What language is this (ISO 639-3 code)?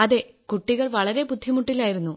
mal